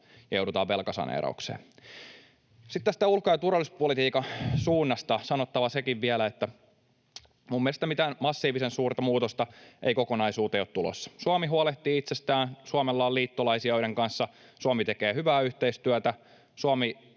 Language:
Finnish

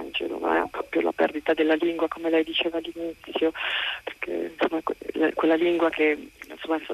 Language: Italian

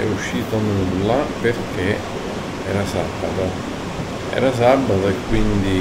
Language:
Italian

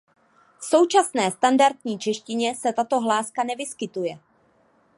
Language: Czech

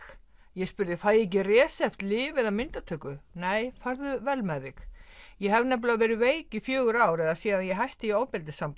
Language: Icelandic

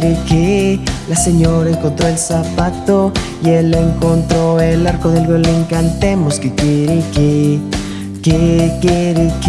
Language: Spanish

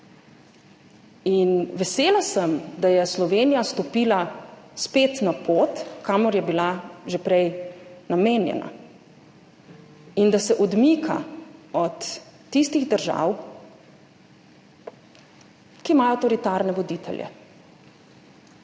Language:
Slovenian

